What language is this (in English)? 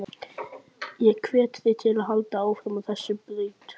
Icelandic